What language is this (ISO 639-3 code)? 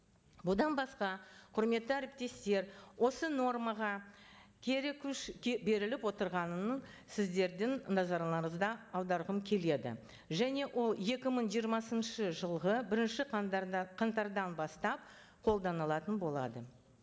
kaz